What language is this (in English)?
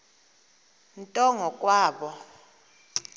Xhosa